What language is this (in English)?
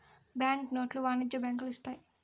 Telugu